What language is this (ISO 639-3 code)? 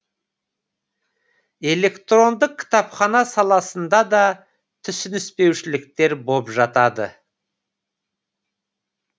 kaz